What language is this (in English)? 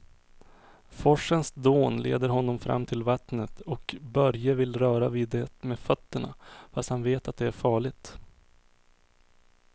Swedish